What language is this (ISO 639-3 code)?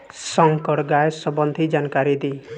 bho